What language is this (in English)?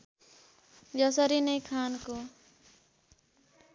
Nepali